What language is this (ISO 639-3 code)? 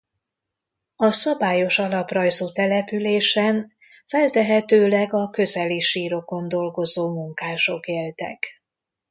hun